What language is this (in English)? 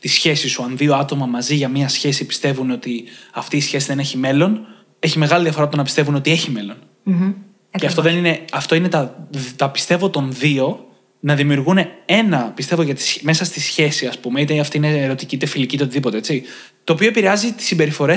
Greek